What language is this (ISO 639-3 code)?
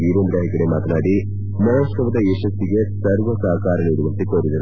kan